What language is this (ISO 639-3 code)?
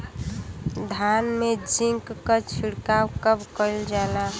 bho